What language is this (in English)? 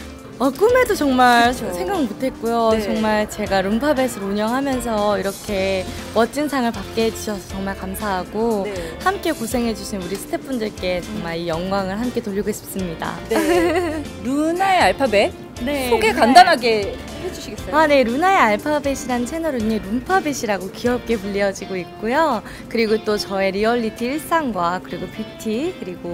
Korean